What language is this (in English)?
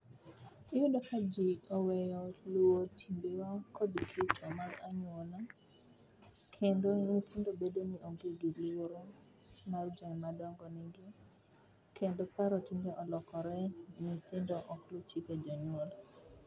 Luo (Kenya and Tanzania)